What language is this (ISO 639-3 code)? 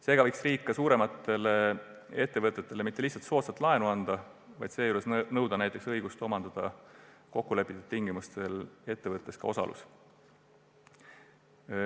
est